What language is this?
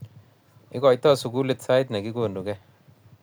Kalenjin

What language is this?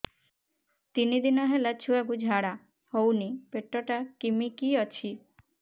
Odia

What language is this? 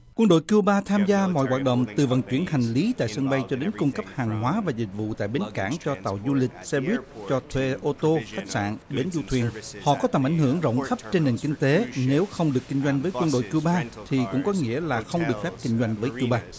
Vietnamese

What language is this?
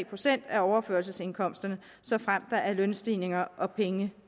Danish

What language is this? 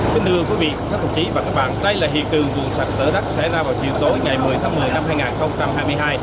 Vietnamese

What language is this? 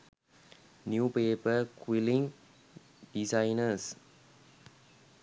Sinhala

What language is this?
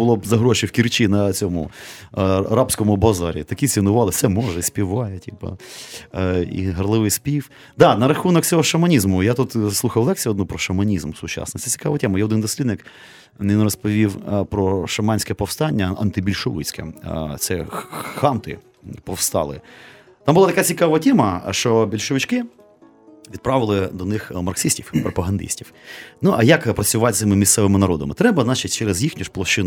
Ukrainian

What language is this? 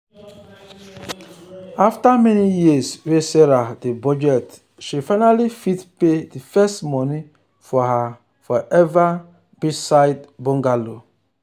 Nigerian Pidgin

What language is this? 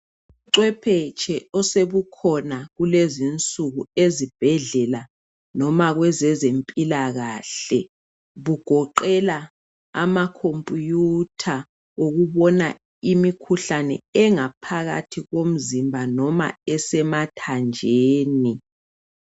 North Ndebele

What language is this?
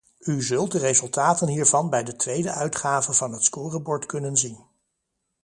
Dutch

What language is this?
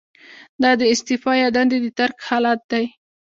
Pashto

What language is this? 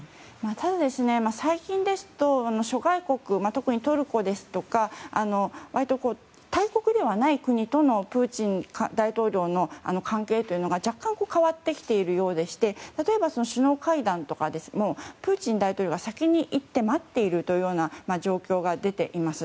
Japanese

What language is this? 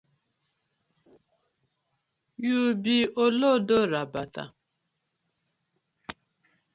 Nigerian Pidgin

